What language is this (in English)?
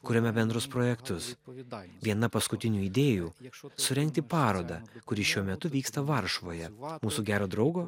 Lithuanian